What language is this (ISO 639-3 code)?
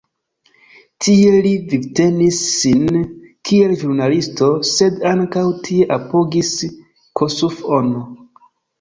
epo